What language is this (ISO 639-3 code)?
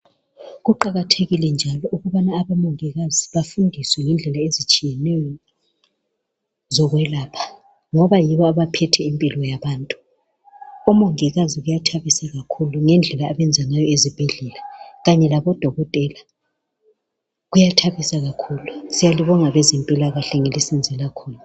nde